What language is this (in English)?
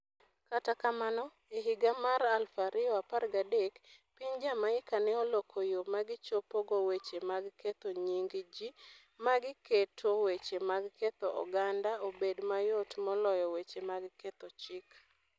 Luo (Kenya and Tanzania)